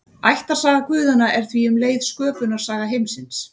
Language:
Icelandic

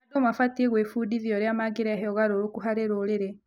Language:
Kikuyu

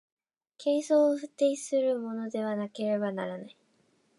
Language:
Japanese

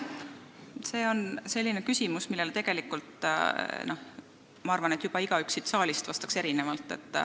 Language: Estonian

